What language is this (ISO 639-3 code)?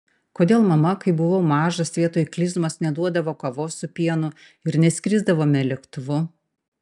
lit